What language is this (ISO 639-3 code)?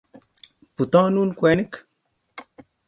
kln